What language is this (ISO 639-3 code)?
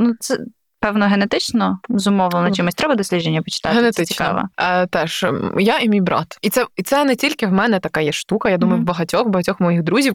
ukr